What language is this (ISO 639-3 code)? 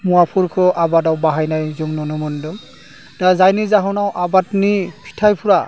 brx